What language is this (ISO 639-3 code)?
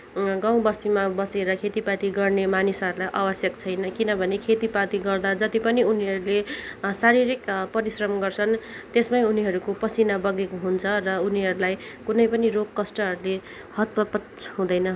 nep